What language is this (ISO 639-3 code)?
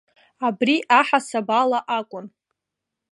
abk